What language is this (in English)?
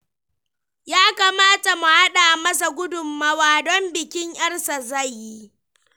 Hausa